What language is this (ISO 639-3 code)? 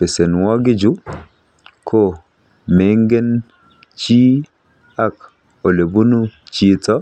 kln